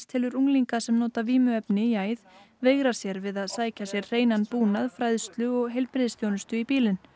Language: Icelandic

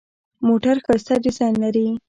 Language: Pashto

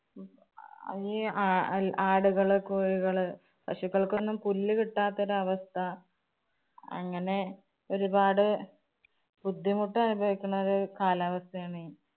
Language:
Malayalam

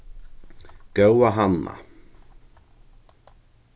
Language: Faroese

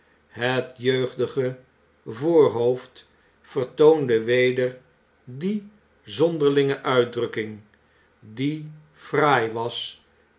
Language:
Dutch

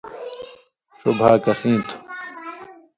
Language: Indus Kohistani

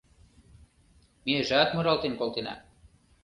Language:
Mari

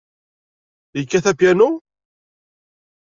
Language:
Kabyle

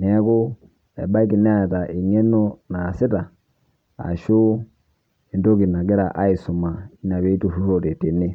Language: Masai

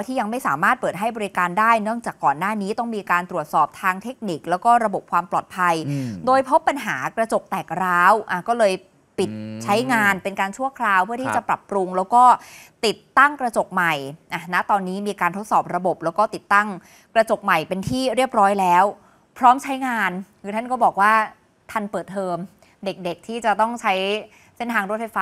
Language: Thai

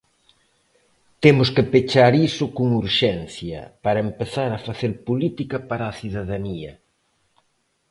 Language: Galician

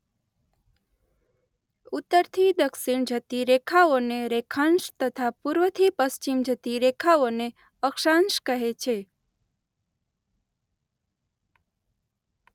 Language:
Gujarati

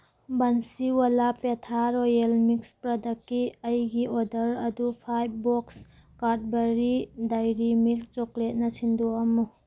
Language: Manipuri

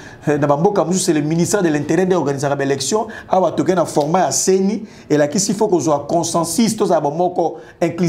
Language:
French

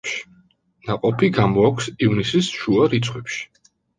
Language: Georgian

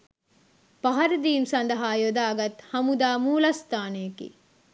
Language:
Sinhala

